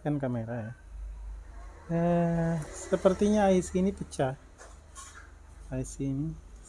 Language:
Indonesian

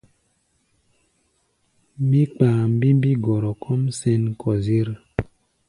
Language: Gbaya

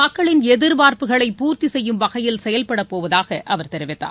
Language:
Tamil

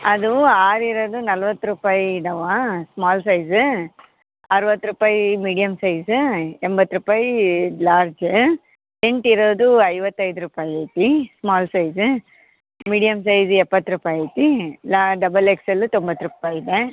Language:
Kannada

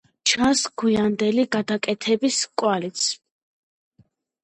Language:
Georgian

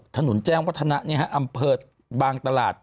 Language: Thai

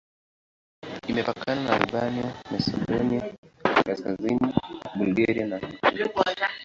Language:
Swahili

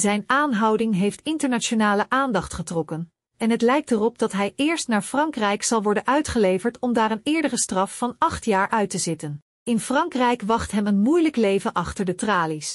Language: Dutch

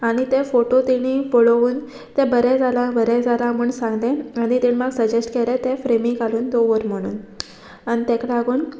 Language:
Konkani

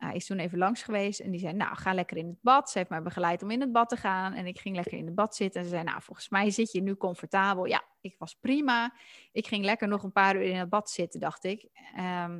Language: Dutch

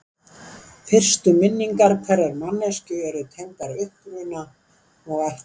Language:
Icelandic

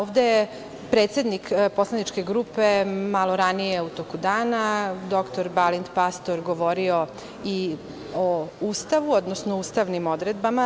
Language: Serbian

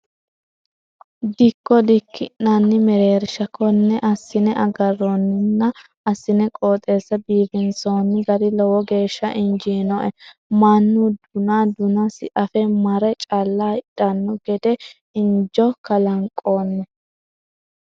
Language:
Sidamo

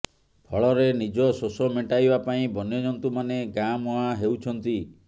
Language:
Odia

